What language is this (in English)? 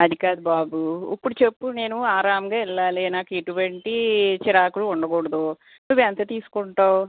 Telugu